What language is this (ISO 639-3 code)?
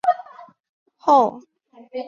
zho